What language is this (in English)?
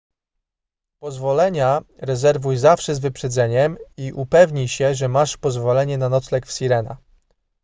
Polish